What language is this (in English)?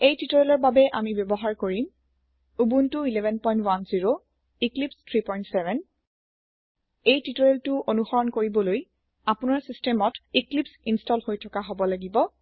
Assamese